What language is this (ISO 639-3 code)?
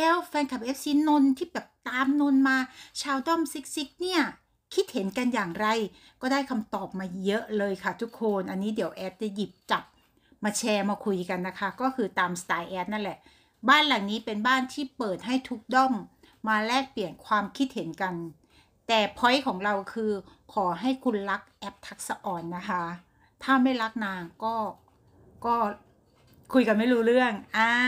tha